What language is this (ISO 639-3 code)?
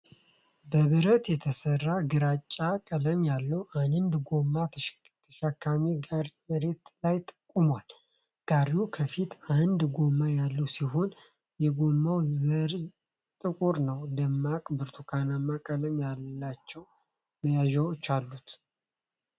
amh